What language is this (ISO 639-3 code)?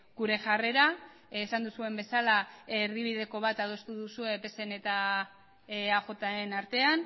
eus